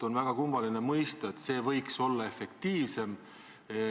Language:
Estonian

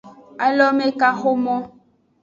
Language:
Aja (Benin)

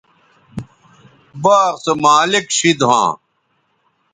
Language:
Bateri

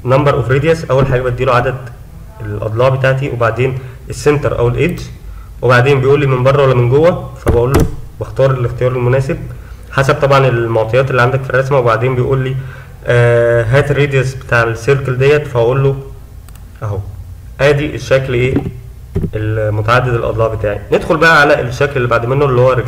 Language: Arabic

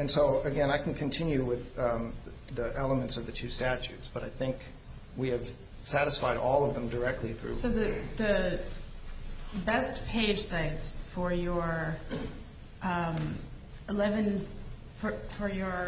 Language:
English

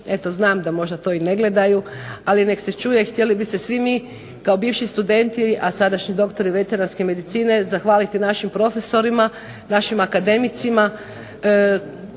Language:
Croatian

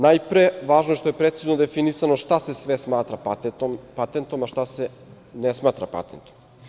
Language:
Serbian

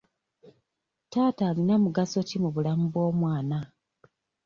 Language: Ganda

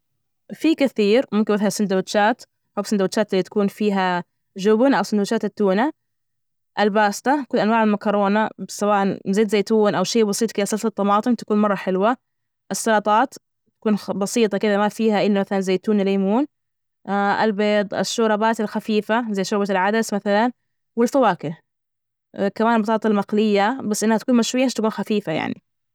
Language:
Najdi Arabic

